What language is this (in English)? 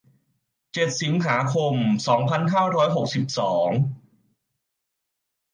Thai